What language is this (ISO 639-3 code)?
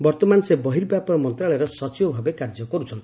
ori